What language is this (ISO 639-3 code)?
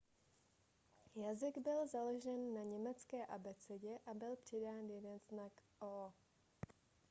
ces